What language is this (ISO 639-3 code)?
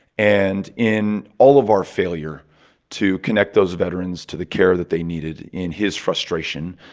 eng